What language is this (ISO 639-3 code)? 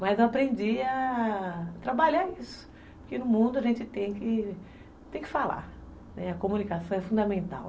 por